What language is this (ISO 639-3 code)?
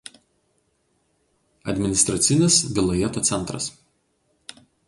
lit